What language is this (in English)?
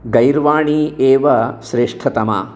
Sanskrit